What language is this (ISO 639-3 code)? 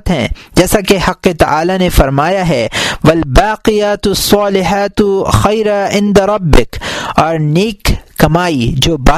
urd